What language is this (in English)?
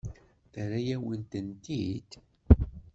Kabyle